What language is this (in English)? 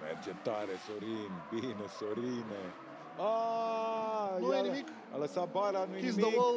Romanian